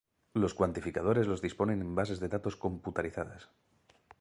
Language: Spanish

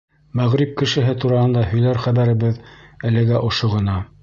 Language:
Bashkir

